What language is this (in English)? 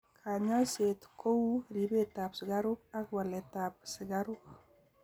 Kalenjin